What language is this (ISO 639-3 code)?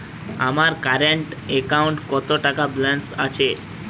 ben